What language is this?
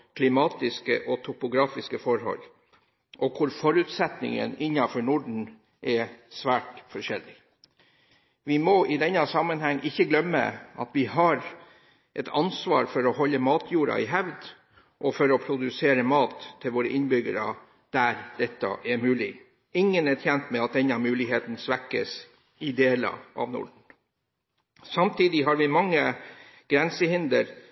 Norwegian Bokmål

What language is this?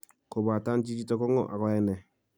Kalenjin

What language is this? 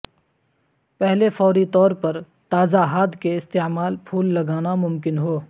Urdu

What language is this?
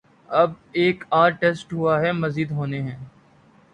Urdu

